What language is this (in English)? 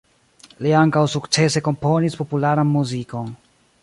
Esperanto